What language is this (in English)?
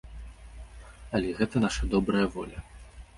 Belarusian